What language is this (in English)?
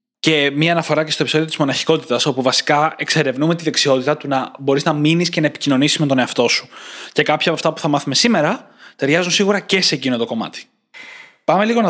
Greek